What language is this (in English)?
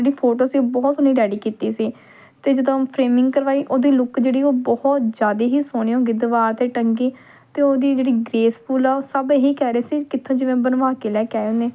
Punjabi